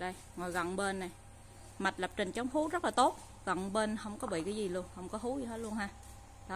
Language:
Vietnamese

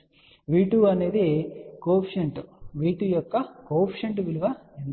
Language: Telugu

